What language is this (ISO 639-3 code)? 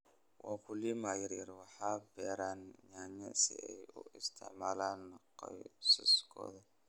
som